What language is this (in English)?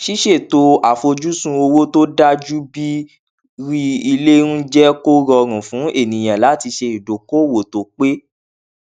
Yoruba